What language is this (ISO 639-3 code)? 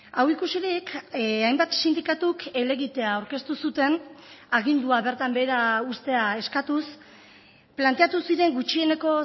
eus